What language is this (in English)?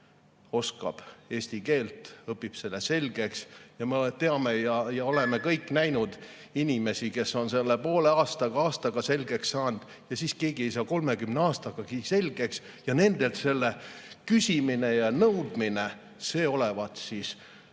Estonian